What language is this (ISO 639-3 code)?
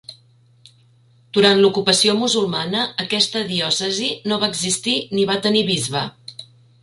cat